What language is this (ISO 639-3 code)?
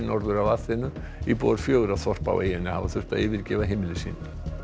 isl